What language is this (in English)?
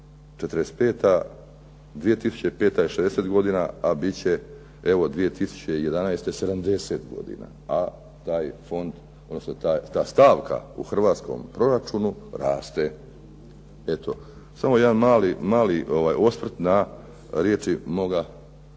Croatian